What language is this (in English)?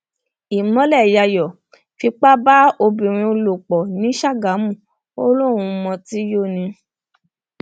Yoruba